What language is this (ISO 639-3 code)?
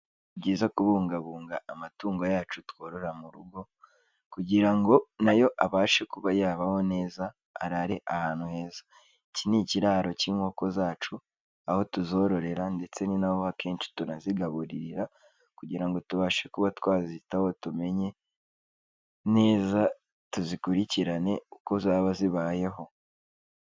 kin